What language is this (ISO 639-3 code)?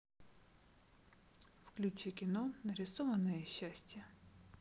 rus